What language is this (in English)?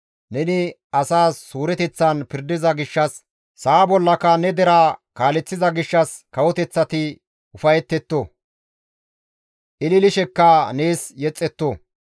Gamo